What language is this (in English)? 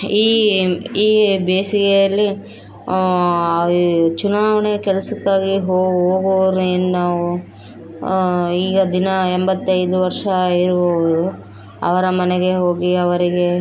Kannada